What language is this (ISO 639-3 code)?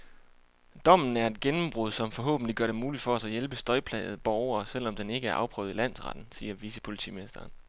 dan